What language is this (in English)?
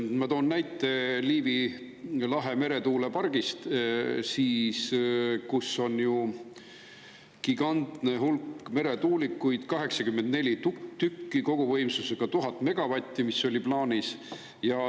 Estonian